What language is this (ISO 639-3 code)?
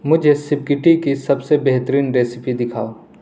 urd